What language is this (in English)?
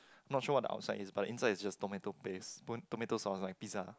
English